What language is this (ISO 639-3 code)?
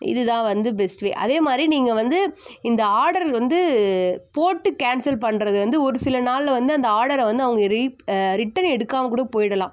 tam